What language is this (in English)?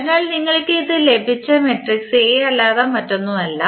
Malayalam